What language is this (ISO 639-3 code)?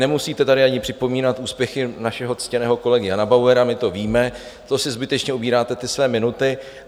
ces